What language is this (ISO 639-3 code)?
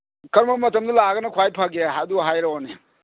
mni